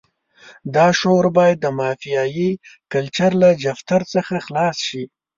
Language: Pashto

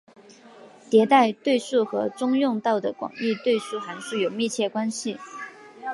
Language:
Chinese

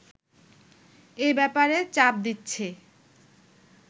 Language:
Bangla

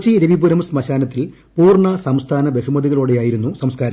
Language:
Malayalam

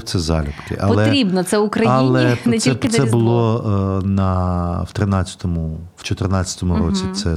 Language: Ukrainian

